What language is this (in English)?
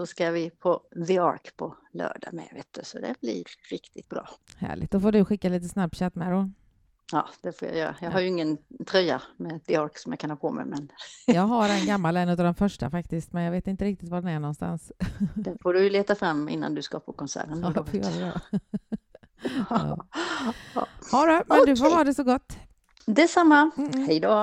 Swedish